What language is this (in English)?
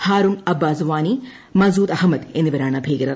Malayalam